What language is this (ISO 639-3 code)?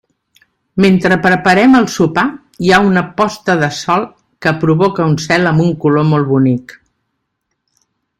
cat